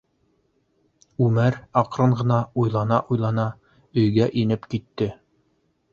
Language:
Bashkir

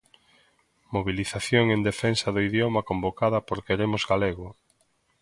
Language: Galician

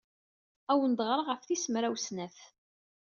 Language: Kabyle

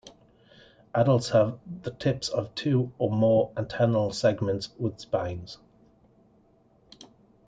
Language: English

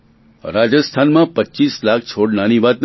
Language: Gujarati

